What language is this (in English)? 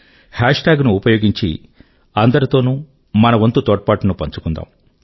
Telugu